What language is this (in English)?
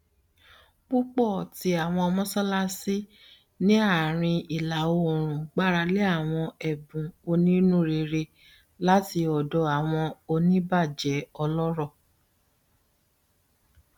Yoruba